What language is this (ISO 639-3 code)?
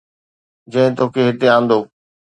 snd